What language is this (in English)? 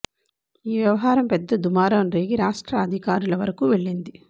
Telugu